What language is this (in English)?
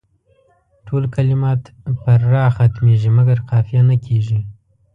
Pashto